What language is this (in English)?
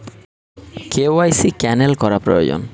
Bangla